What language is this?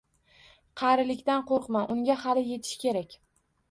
Uzbek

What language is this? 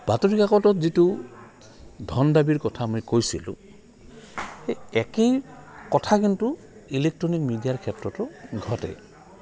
Assamese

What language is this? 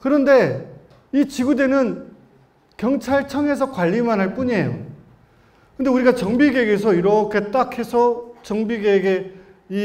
Korean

